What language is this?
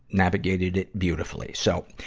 English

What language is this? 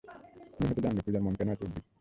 Bangla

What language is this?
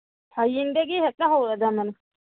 Manipuri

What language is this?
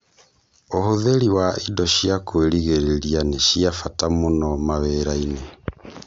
Kikuyu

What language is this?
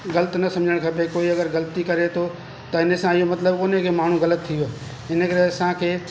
Sindhi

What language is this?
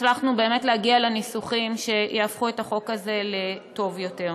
Hebrew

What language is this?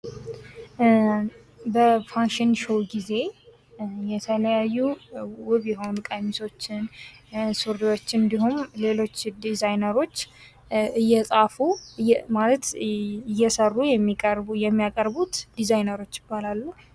Amharic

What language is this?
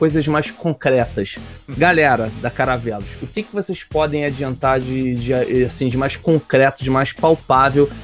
Portuguese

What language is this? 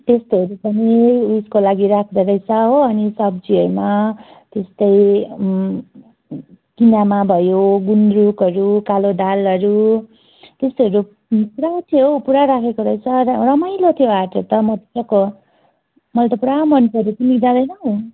Nepali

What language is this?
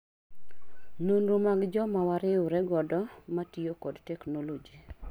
Luo (Kenya and Tanzania)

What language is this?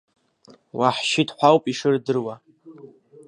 Abkhazian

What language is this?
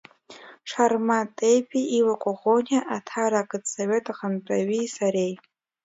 Abkhazian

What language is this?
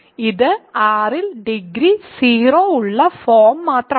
Malayalam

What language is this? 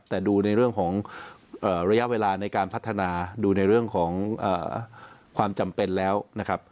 Thai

